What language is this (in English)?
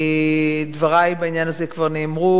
Hebrew